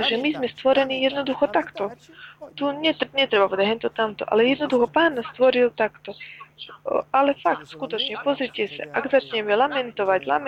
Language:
Slovak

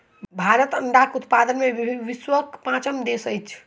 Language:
Maithili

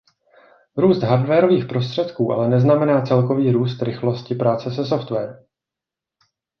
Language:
Czech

